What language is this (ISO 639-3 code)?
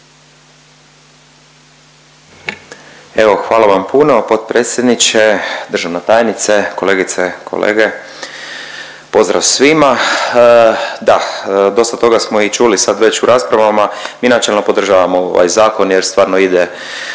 hrv